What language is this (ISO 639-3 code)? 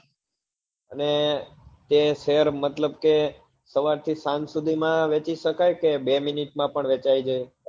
guj